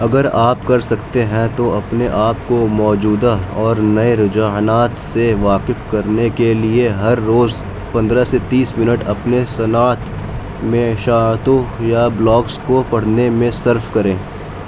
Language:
Urdu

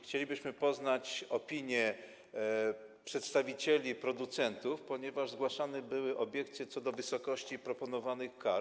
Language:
Polish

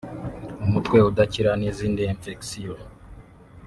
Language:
Kinyarwanda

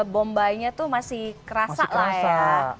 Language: Indonesian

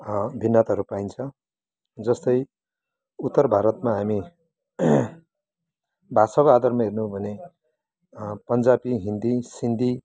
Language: Nepali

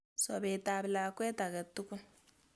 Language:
Kalenjin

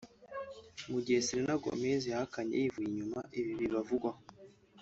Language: Kinyarwanda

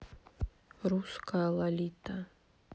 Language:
Russian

